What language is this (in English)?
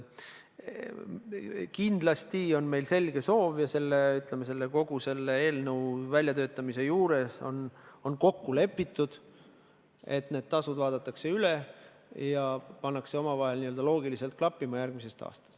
Estonian